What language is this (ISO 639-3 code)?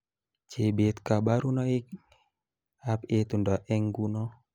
kln